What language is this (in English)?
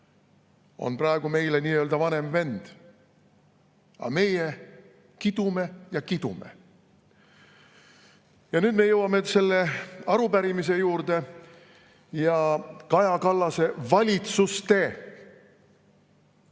Estonian